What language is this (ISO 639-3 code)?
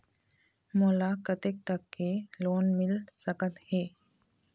hne